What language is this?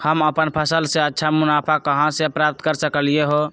Magahi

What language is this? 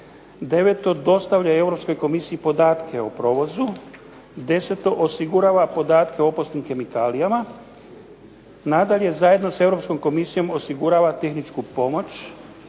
Croatian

